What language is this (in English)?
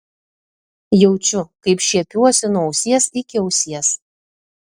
Lithuanian